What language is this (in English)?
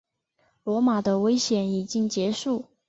Chinese